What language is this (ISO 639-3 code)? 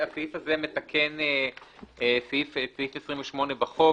heb